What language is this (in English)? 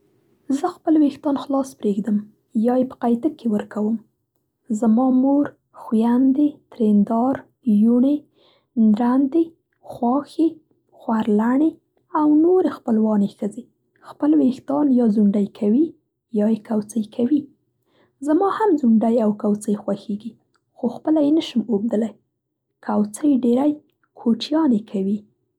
Central Pashto